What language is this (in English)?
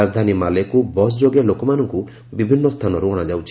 Odia